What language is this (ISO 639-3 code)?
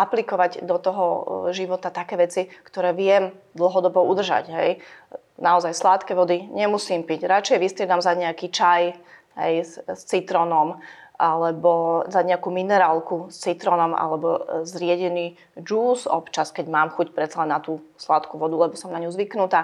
slk